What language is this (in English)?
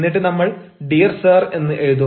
Malayalam